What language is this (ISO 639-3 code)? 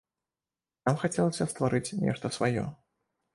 bel